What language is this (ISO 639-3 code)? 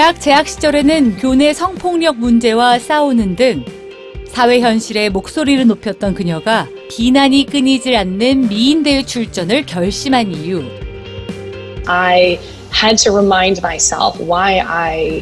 kor